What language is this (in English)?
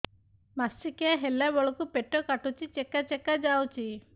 Odia